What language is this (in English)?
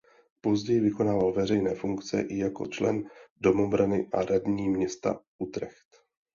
Czech